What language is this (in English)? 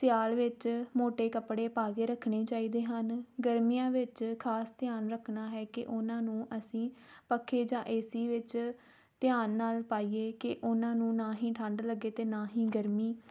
Punjabi